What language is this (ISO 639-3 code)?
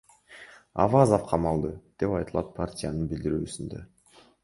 kir